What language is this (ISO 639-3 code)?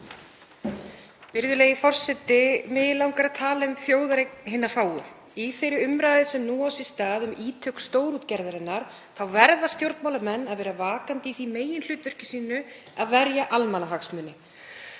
isl